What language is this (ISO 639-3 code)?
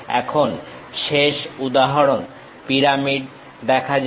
ben